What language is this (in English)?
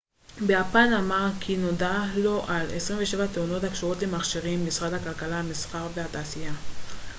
Hebrew